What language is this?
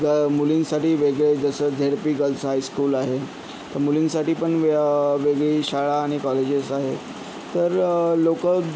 Marathi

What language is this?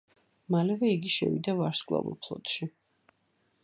Georgian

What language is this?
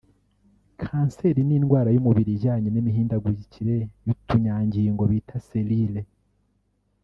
Kinyarwanda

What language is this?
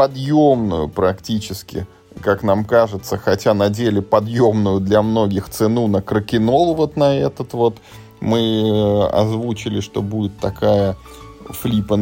Russian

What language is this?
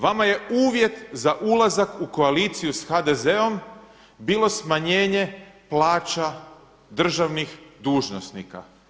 Croatian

